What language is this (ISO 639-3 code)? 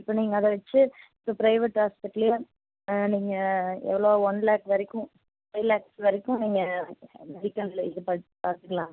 tam